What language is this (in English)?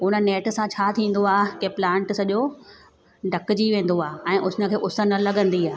Sindhi